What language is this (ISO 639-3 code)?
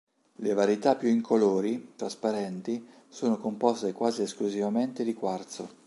ita